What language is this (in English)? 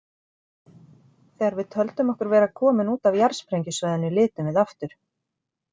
Icelandic